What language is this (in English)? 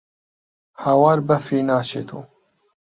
Central Kurdish